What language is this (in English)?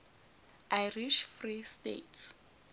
Zulu